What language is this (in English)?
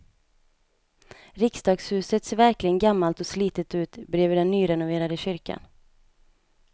Swedish